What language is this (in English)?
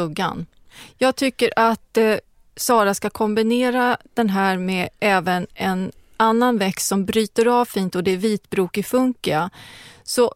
Swedish